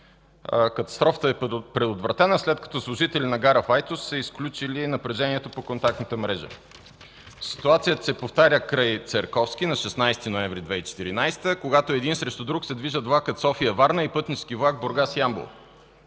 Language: Bulgarian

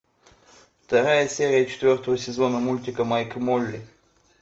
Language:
Russian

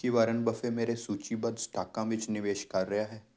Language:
Punjabi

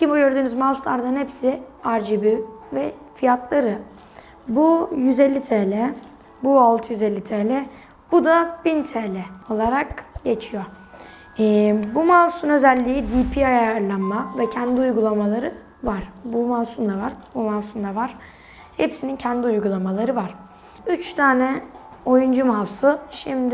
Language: Turkish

